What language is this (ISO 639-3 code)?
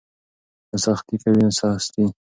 pus